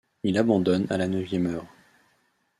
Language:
French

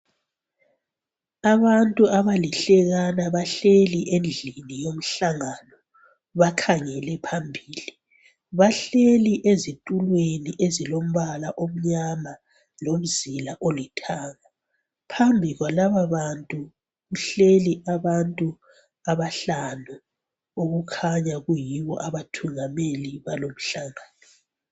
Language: North Ndebele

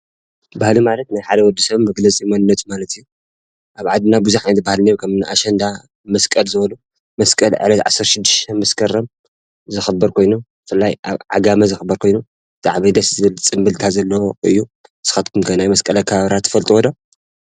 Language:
Tigrinya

